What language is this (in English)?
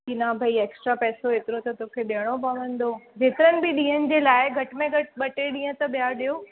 Sindhi